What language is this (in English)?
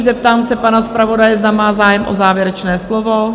Czech